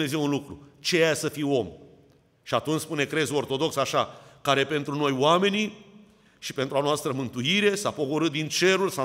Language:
Romanian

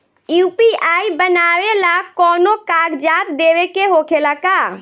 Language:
Bhojpuri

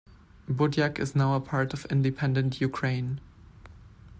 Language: English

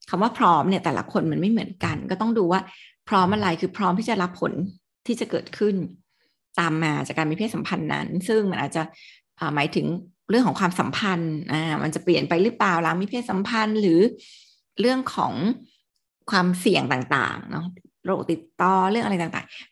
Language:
Thai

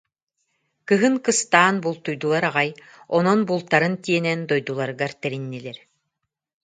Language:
Yakut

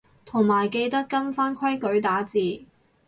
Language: Cantonese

